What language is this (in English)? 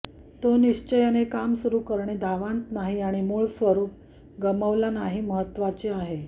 Marathi